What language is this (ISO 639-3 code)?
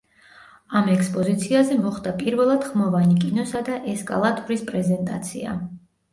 kat